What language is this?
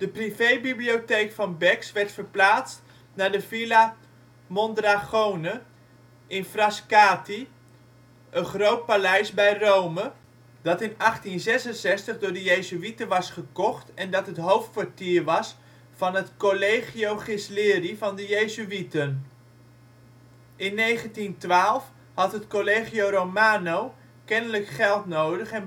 Dutch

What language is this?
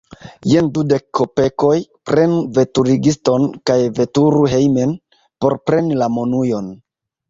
Esperanto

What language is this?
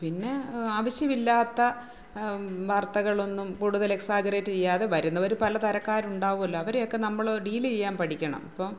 Malayalam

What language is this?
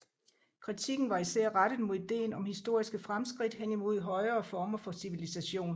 Danish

